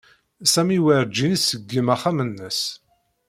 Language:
Kabyle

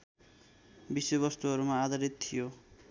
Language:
Nepali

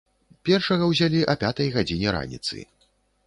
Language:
Belarusian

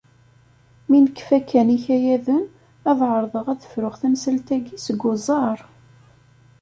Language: Kabyle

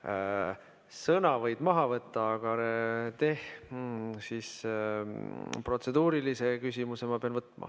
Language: Estonian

